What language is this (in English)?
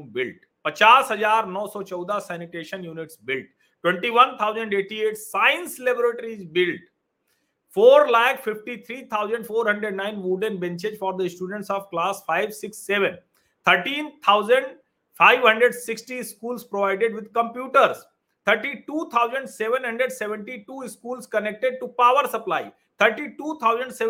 Hindi